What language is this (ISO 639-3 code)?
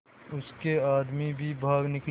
hin